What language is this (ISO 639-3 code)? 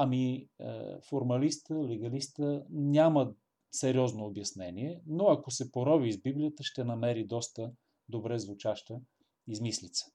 bul